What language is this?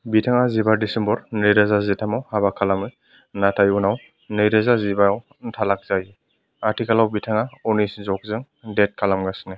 Bodo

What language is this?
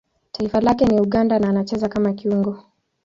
Swahili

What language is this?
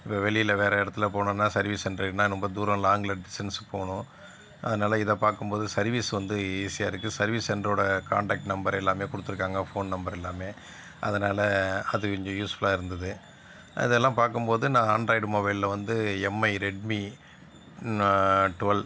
Tamil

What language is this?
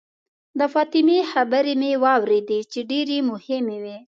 Pashto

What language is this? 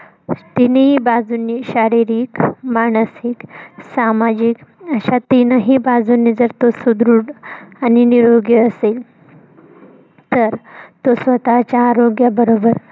Marathi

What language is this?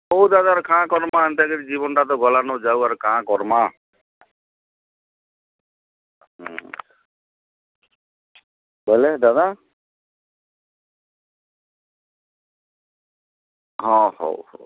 Odia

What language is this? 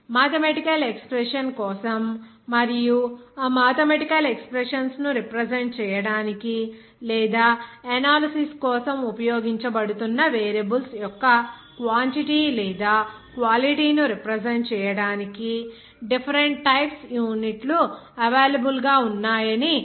Telugu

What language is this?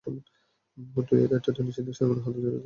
Bangla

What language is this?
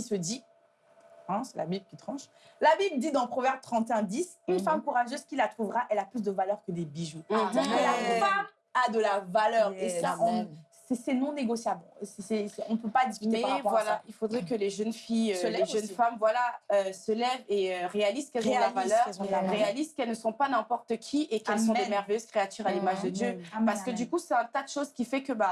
French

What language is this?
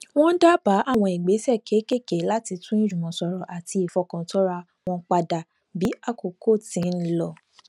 Yoruba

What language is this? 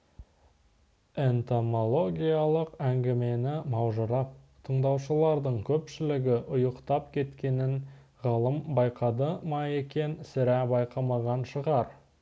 Kazakh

